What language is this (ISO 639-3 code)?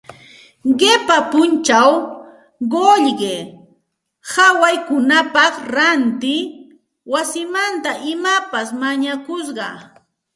qxt